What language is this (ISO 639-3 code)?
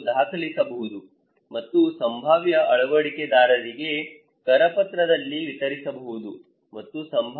kan